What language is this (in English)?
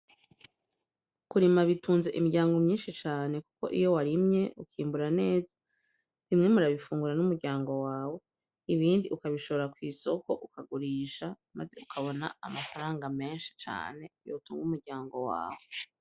Rundi